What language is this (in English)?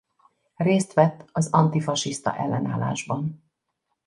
Hungarian